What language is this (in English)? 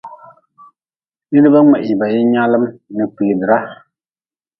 Nawdm